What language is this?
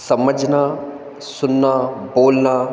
Hindi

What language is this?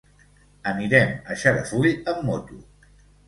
Catalan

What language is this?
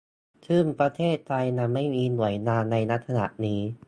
Thai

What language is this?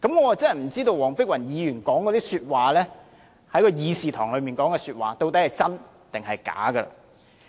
Cantonese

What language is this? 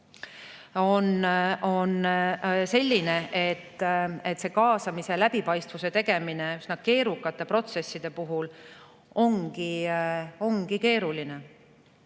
Estonian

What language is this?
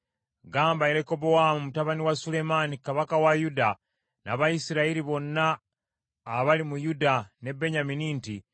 Ganda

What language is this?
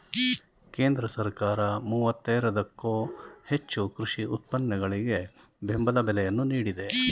Kannada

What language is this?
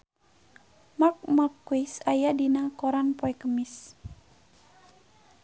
Sundanese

